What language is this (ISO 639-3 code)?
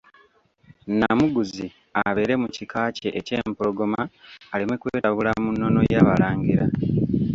lug